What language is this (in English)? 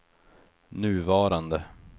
Swedish